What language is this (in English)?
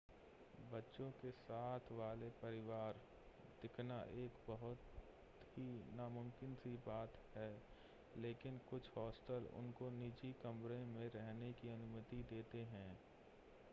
Hindi